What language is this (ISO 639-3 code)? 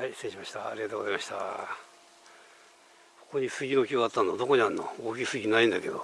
jpn